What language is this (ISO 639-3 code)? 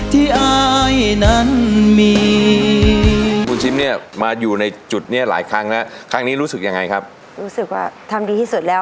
tha